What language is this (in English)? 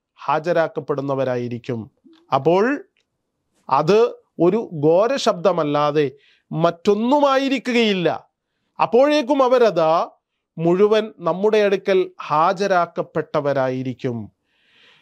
Arabic